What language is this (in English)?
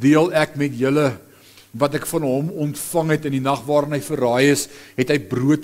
Dutch